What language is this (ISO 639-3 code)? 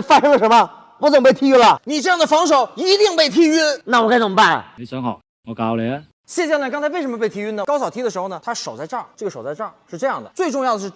zho